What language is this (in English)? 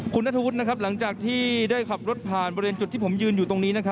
Thai